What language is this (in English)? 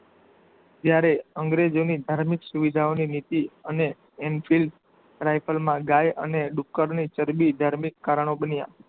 Gujarati